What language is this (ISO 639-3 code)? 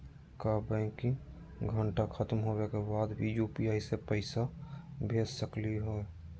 mag